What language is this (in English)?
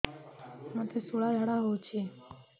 Odia